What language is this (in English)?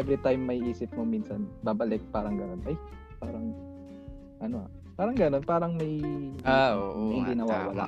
Filipino